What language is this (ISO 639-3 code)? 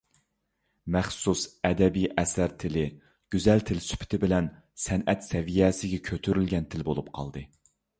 uig